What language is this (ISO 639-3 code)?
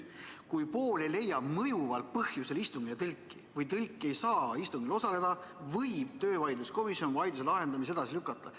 est